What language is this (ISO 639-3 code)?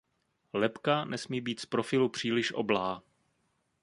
ces